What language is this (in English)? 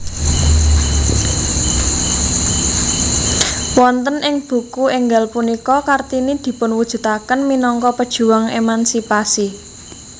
Javanese